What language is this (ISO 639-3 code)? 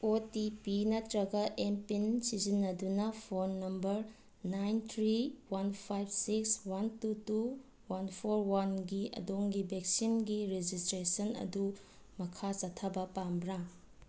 mni